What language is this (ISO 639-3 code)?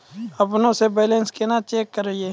mai